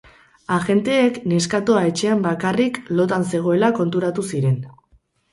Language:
Basque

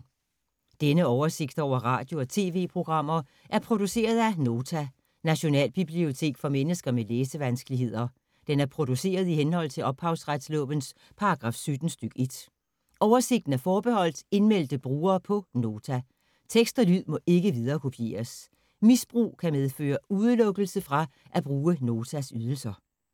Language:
Danish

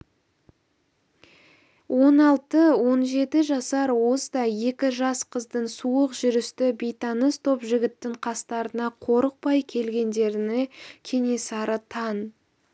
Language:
Kazakh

